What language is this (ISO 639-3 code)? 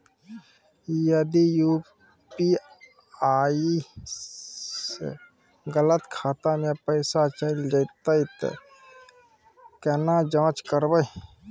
mai